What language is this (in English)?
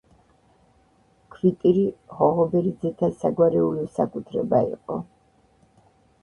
Georgian